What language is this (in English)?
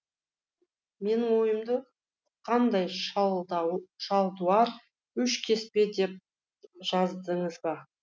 Kazakh